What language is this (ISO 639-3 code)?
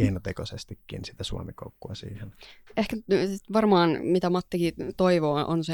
fin